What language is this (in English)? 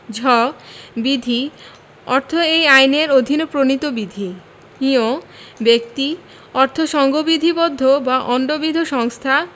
Bangla